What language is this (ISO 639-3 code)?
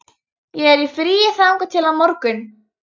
isl